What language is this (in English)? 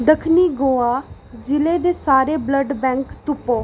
Dogri